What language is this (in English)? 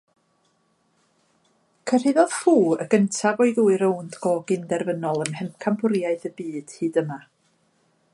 Welsh